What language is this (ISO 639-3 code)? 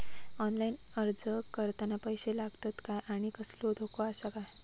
mar